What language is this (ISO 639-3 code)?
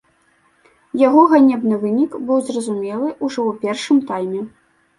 bel